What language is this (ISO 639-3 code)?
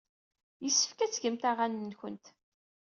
kab